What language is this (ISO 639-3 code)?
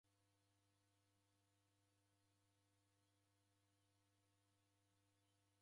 dav